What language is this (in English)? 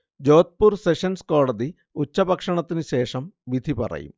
Malayalam